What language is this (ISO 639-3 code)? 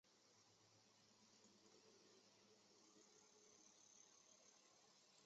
zho